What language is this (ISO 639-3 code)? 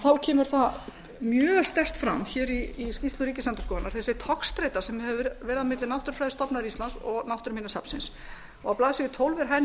isl